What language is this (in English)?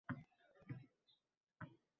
Uzbek